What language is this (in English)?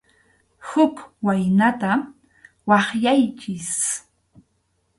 Arequipa-La Unión Quechua